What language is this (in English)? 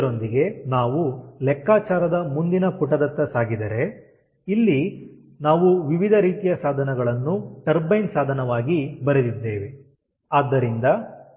Kannada